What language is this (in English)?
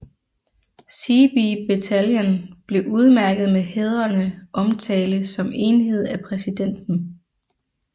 Danish